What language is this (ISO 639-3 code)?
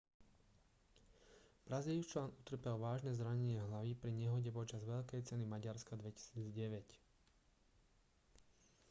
slk